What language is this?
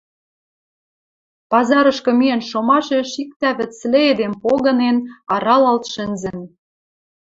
Western Mari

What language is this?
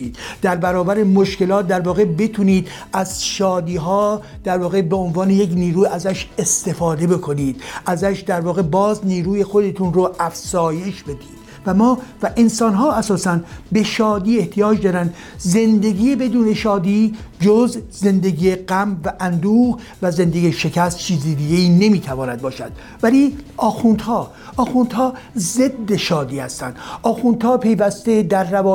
Persian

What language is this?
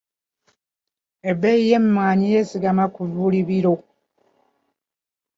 Ganda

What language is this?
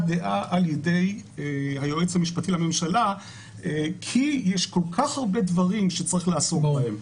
Hebrew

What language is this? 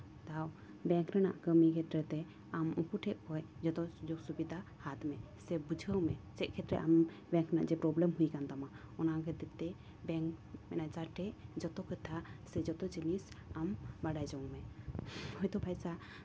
Santali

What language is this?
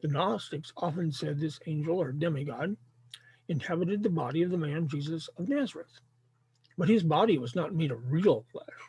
English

